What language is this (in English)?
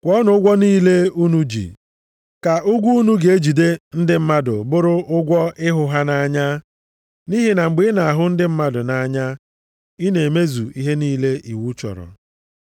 Igbo